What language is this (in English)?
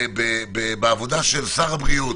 Hebrew